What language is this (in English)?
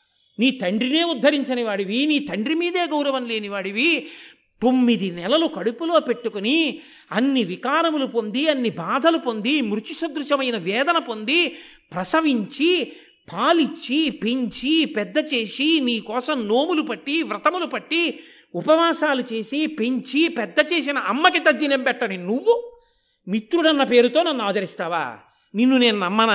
Telugu